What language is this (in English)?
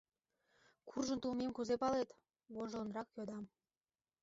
Mari